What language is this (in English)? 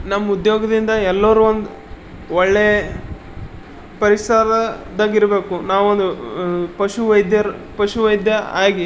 Kannada